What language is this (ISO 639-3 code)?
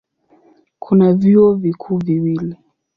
swa